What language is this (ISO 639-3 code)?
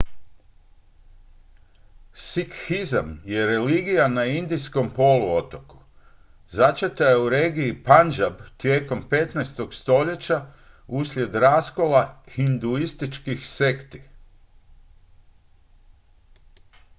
hrv